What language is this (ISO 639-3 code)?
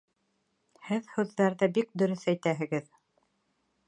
bak